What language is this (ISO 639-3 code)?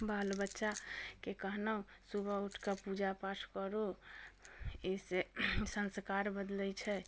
mai